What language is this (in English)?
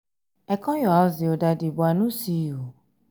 Nigerian Pidgin